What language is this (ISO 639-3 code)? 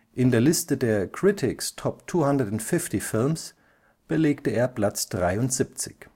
deu